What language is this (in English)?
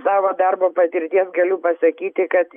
Lithuanian